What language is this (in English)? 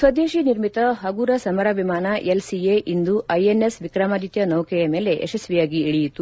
Kannada